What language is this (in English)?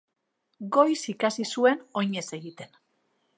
Basque